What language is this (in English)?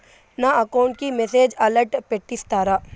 Telugu